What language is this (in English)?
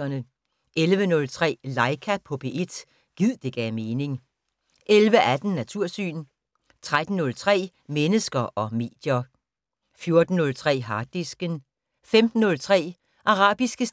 Danish